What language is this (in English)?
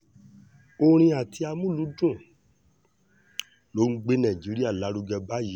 Yoruba